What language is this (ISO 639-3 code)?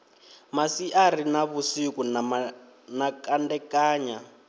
ven